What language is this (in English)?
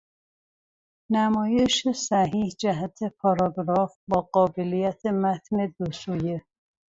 Persian